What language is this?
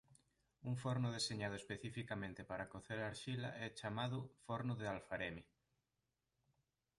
Galician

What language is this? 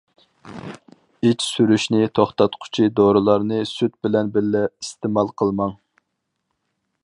Uyghur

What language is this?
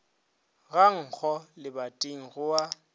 Northern Sotho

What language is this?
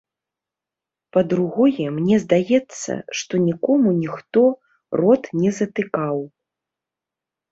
Belarusian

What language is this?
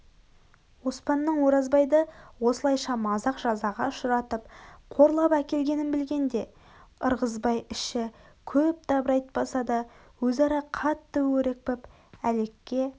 Kazakh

